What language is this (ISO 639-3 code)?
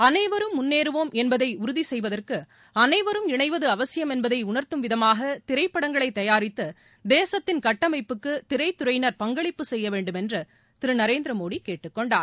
tam